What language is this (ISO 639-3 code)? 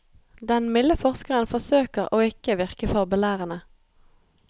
nor